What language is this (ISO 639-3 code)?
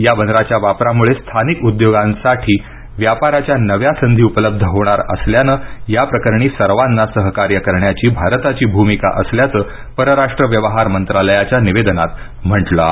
mar